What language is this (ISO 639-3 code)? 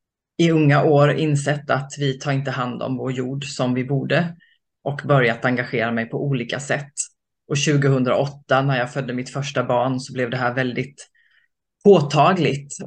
swe